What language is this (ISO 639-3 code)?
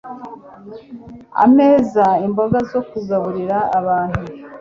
kin